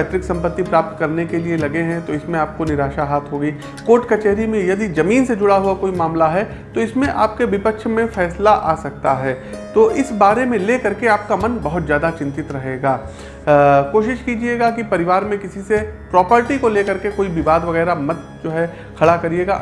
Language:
Hindi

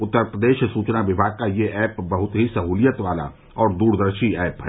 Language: Hindi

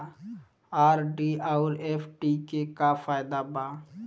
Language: Bhojpuri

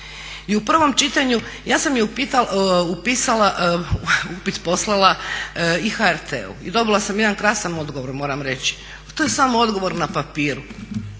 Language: Croatian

